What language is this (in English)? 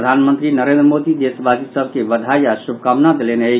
Maithili